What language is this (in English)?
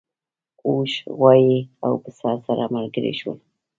Pashto